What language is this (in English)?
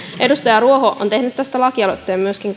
Finnish